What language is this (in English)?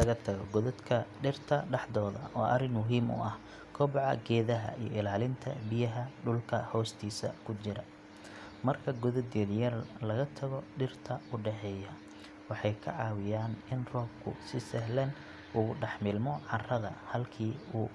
Somali